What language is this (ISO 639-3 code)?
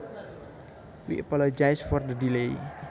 jav